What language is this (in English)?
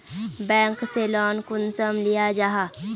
Magahi